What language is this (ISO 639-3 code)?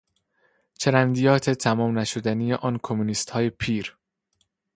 fas